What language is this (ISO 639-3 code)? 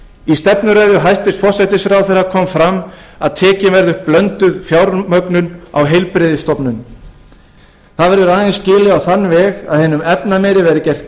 isl